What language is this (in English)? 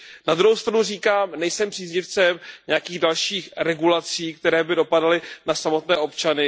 Czech